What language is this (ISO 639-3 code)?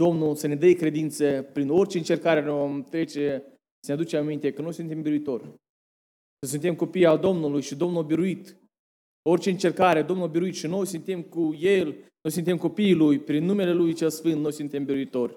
ron